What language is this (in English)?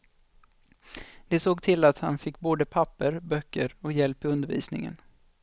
Swedish